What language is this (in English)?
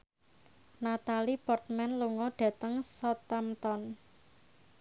Javanese